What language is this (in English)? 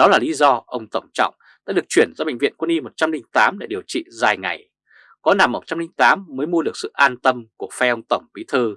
Vietnamese